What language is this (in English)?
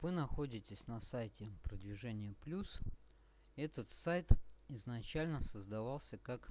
Russian